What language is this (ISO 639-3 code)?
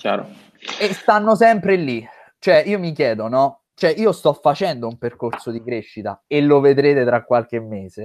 ita